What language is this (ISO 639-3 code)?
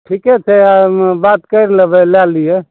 mai